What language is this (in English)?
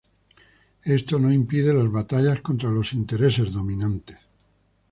Spanish